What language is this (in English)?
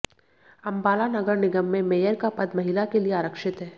Hindi